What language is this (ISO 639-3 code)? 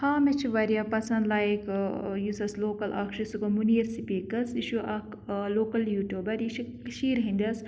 kas